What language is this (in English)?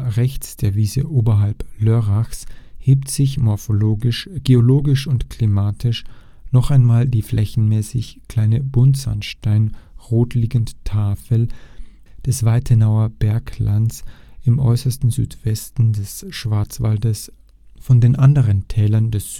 German